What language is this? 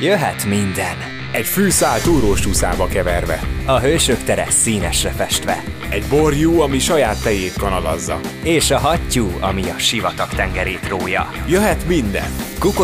Hungarian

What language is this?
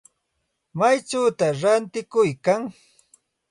Santa Ana de Tusi Pasco Quechua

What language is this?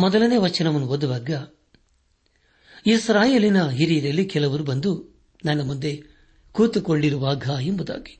Kannada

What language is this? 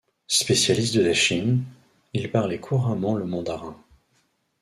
French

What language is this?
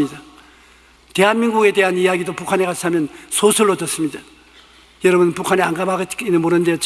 Korean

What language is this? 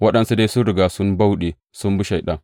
Hausa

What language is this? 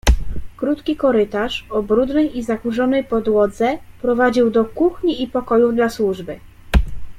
Polish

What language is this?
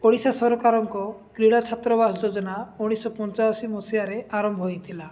Odia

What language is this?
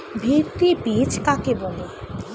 Bangla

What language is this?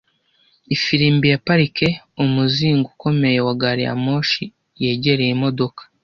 Kinyarwanda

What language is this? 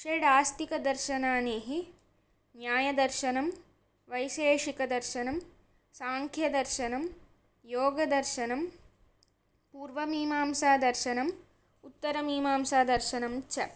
Sanskrit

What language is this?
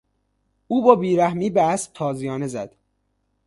Persian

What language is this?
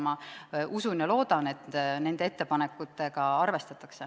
Estonian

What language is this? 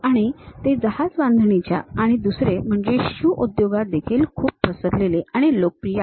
Marathi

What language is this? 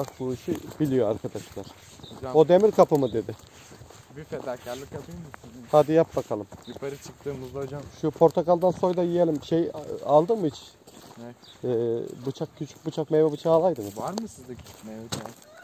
Turkish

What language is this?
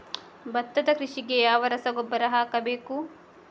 Kannada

